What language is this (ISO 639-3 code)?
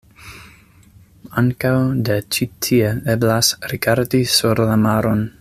epo